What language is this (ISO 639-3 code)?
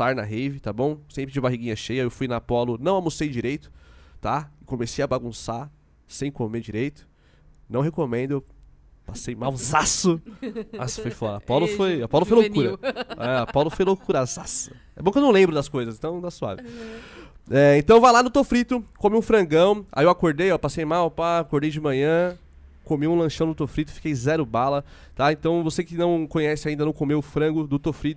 por